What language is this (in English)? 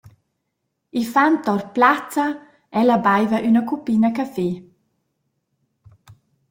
Romansh